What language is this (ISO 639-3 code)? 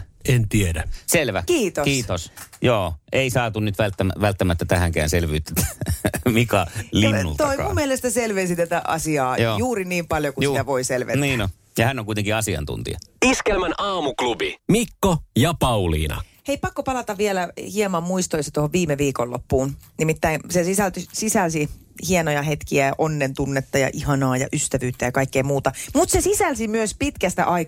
fin